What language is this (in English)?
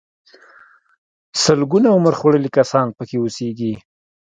Pashto